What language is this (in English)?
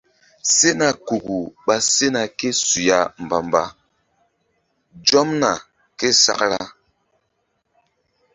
Mbum